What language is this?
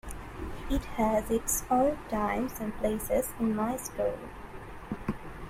English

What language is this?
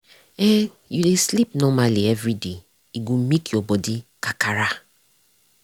Nigerian Pidgin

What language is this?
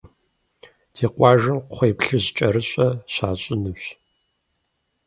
Kabardian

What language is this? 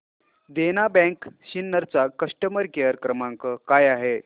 Marathi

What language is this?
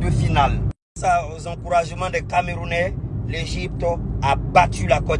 French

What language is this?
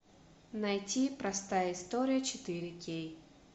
Russian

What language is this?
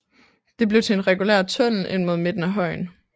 Danish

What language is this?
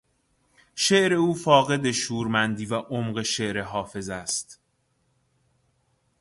Persian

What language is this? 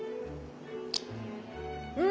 Japanese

